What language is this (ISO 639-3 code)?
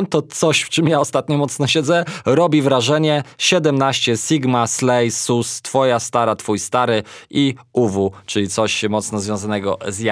pol